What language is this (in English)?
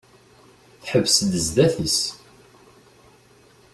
Kabyle